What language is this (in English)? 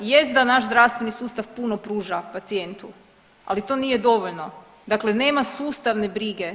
Croatian